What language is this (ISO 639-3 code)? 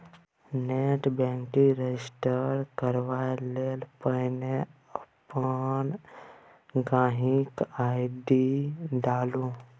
mai